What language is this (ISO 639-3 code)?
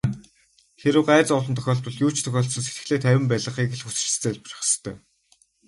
mon